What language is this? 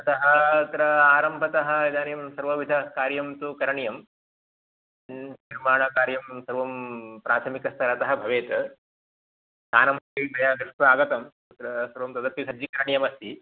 Sanskrit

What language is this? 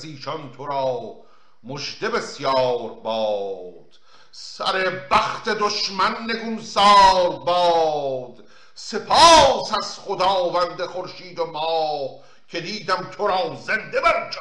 Persian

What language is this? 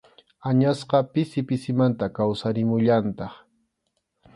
Arequipa-La Unión Quechua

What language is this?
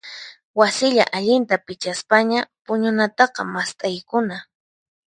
Puno Quechua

